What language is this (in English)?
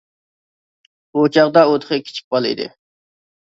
Uyghur